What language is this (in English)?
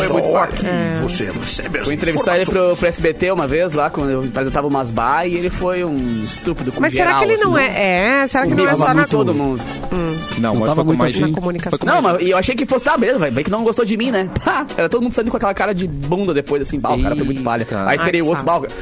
Portuguese